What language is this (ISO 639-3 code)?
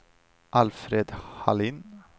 swe